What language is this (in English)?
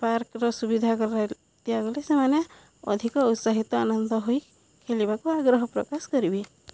Odia